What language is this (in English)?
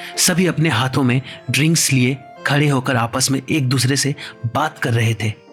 Hindi